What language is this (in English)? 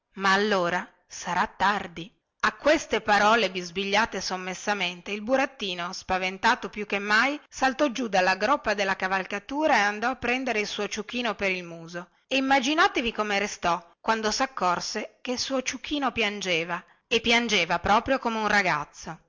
Italian